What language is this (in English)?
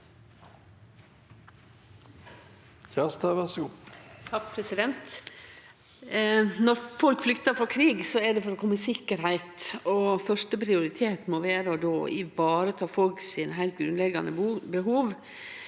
Norwegian